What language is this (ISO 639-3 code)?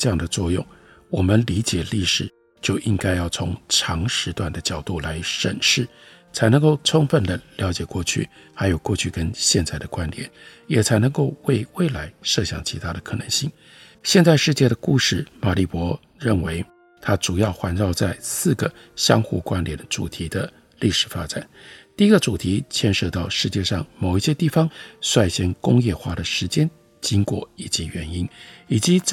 zho